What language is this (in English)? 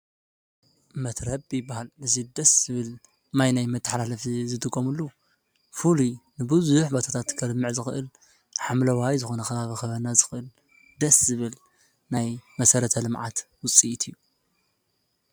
Tigrinya